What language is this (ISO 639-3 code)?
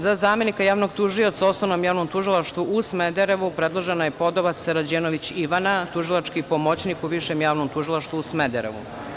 srp